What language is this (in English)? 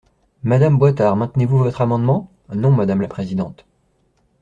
French